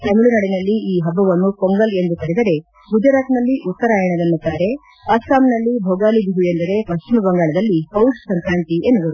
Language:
Kannada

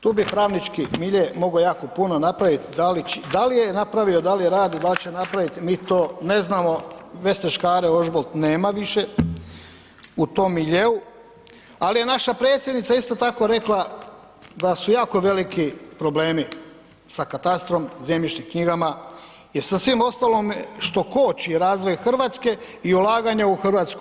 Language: Croatian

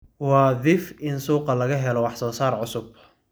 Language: Somali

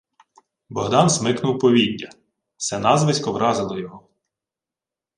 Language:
Ukrainian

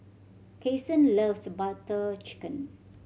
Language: English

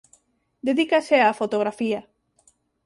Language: Galician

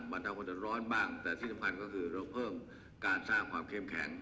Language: Thai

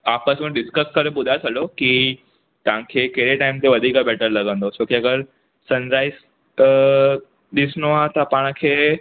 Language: Sindhi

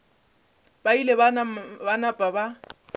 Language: Northern Sotho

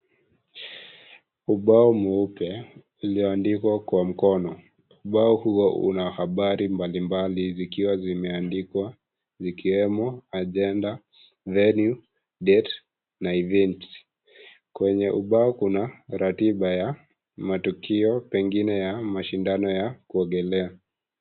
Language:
Swahili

